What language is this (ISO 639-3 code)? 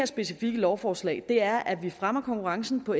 dan